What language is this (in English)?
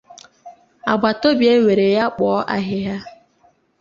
Igbo